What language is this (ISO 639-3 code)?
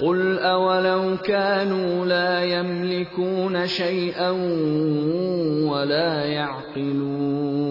urd